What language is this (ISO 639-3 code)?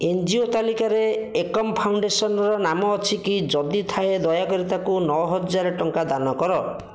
ori